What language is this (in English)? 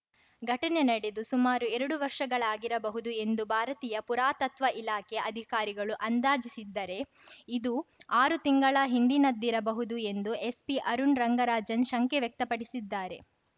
Kannada